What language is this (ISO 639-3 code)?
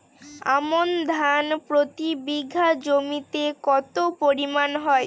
ben